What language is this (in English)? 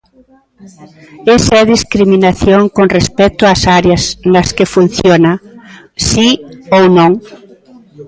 Galician